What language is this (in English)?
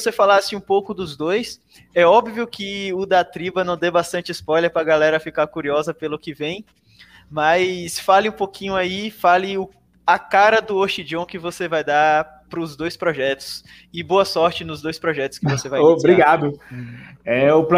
Portuguese